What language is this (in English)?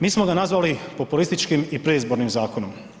Croatian